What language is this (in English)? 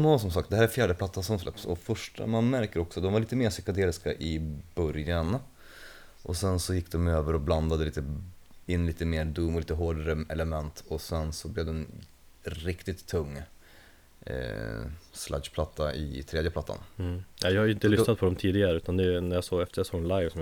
Swedish